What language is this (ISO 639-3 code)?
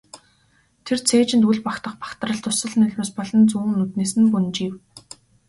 mon